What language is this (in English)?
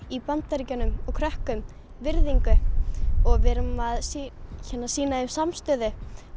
Icelandic